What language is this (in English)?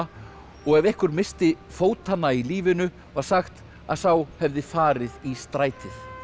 Icelandic